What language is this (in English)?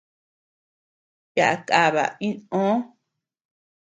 Tepeuxila Cuicatec